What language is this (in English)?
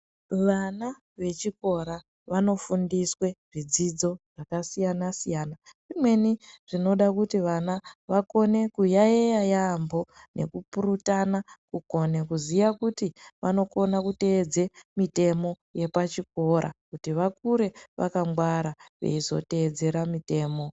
Ndau